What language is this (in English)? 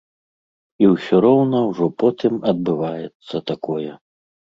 Belarusian